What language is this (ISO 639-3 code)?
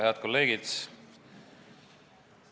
est